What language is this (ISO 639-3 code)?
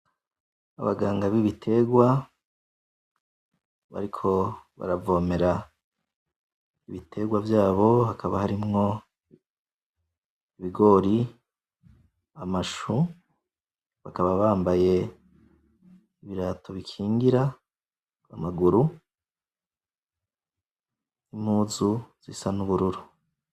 run